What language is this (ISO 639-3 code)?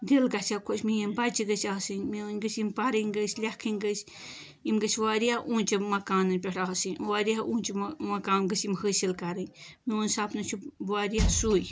kas